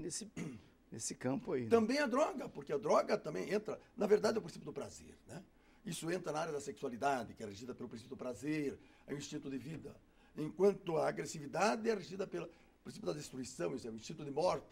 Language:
Portuguese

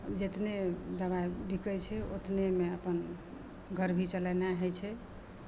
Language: Maithili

